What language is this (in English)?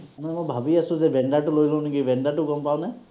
Assamese